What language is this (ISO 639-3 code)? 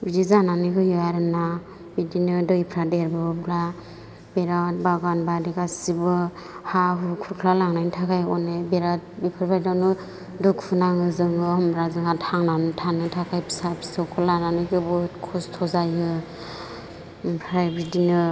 brx